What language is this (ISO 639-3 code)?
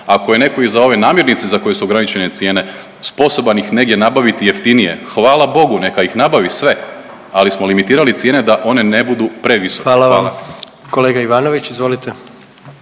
hrv